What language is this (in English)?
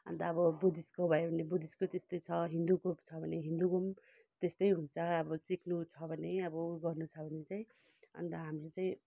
Nepali